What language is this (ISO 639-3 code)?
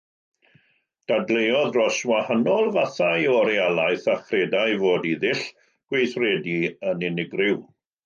cym